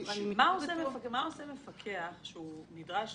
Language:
Hebrew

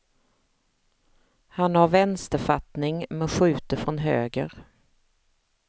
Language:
Swedish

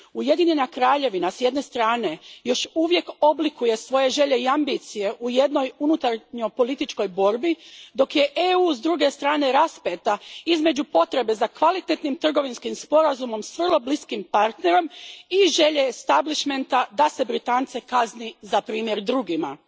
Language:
Croatian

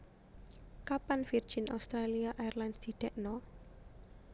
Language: Javanese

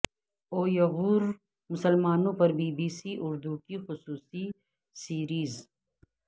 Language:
Urdu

